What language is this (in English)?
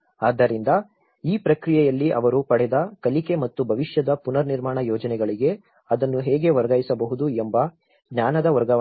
Kannada